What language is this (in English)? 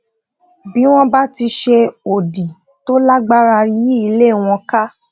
Yoruba